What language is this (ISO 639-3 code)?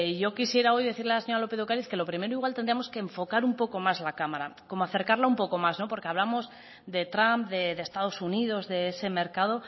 spa